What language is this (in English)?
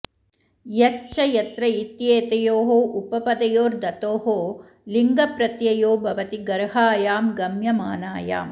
Sanskrit